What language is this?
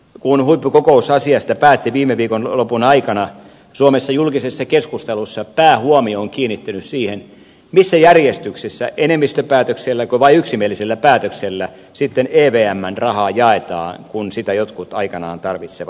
Finnish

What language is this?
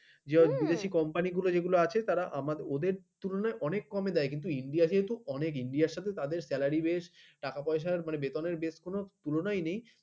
Bangla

